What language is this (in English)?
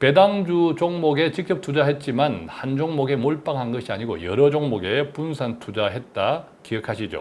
Korean